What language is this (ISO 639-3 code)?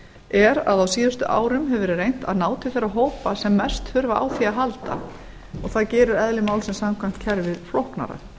isl